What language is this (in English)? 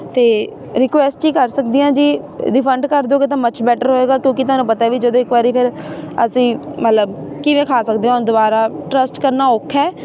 Punjabi